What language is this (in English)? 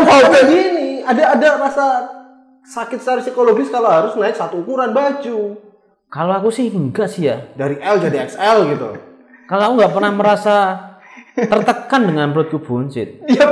Indonesian